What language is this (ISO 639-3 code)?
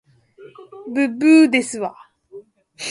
jpn